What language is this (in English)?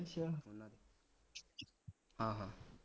Punjabi